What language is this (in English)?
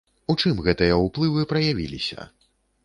Belarusian